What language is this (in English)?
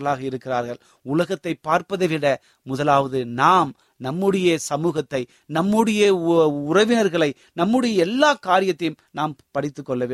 Tamil